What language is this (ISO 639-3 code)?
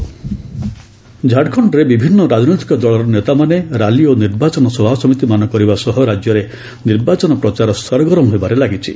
ori